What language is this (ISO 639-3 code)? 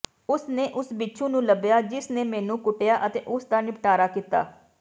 pan